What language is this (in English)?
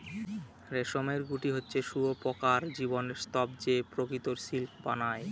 Bangla